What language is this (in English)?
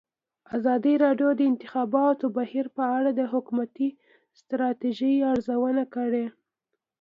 Pashto